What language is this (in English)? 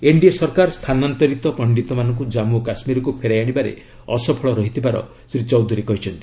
Odia